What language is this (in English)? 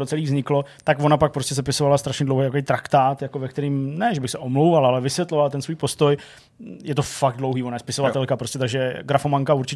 Czech